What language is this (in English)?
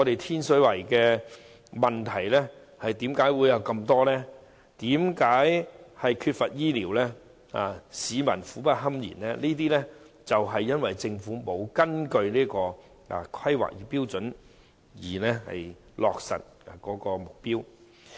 Cantonese